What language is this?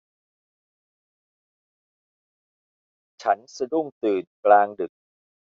Thai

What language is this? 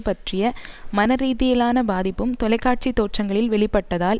Tamil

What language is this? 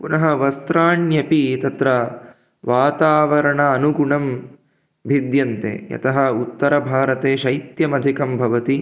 Sanskrit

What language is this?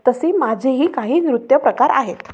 Marathi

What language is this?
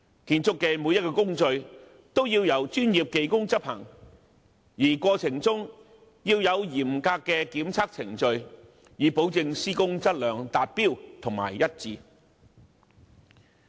Cantonese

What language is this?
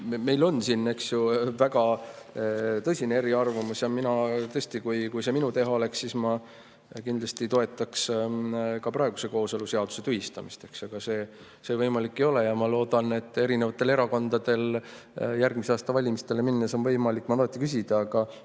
Estonian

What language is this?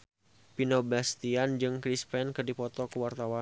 Sundanese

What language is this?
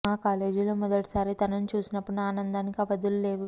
Telugu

